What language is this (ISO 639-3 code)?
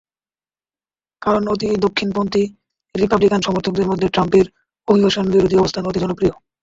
ben